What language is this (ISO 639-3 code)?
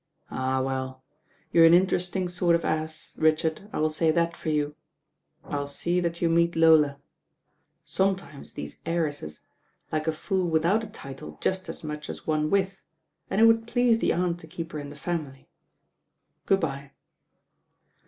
eng